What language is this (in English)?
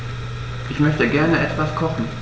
German